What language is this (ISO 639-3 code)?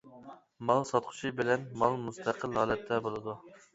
uig